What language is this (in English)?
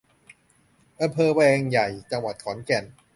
Thai